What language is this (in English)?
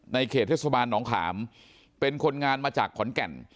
Thai